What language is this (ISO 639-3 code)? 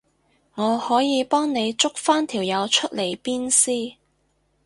yue